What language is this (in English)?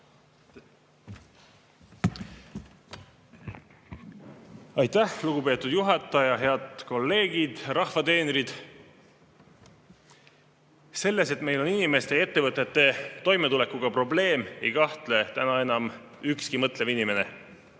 Estonian